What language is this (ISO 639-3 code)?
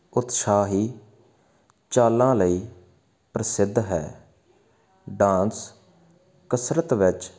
pan